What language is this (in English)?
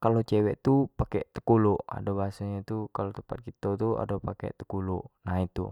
Jambi Malay